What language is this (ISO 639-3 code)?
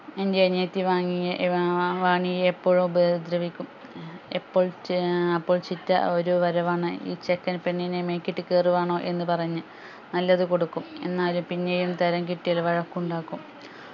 mal